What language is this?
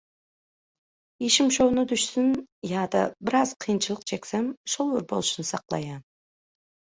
Turkmen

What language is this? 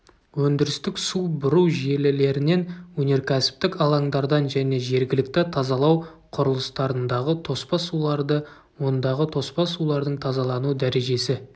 Kazakh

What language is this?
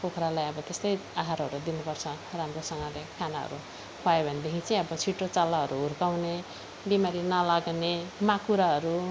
Nepali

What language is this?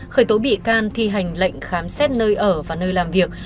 Vietnamese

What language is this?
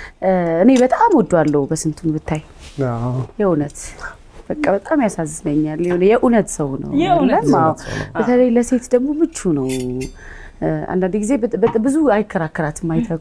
Arabic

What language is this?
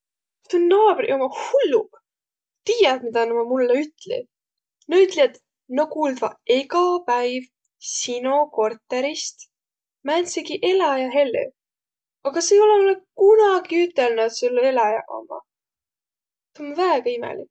Võro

